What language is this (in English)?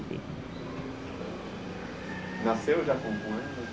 Portuguese